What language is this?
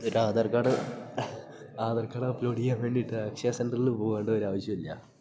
Malayalam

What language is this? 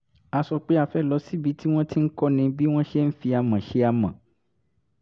Yoruba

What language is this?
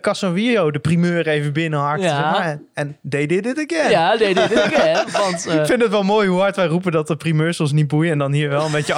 Dutch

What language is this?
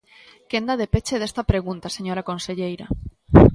Galician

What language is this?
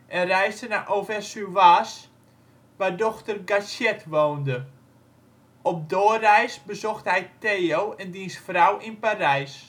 Dutch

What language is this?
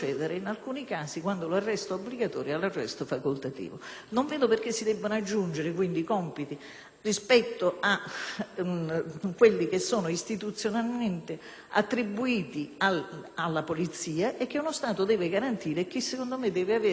Italian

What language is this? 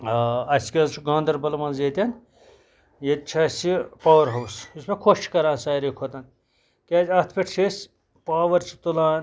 Kashmiri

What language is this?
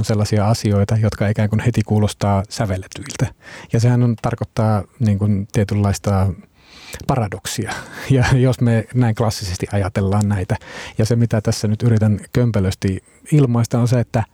Finnish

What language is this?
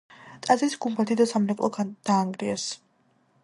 Georgian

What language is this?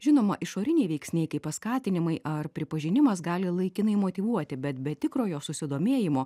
Lithuanian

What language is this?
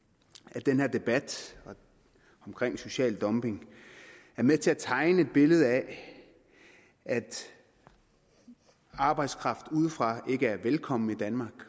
Danish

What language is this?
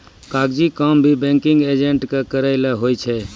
Maithili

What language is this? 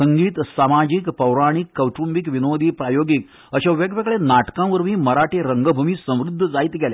Konkani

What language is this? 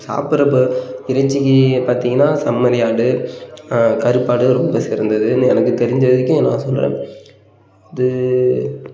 Tamil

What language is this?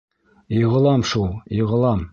Bashkir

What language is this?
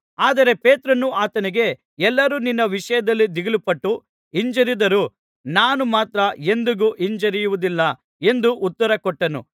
Kannada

